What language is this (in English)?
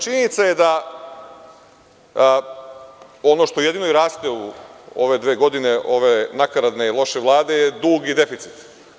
Serbian